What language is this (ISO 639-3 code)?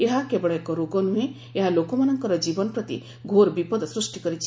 ori